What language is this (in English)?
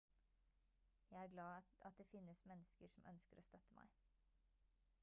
Norwegian Bokmål